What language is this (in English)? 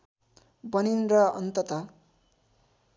Nepali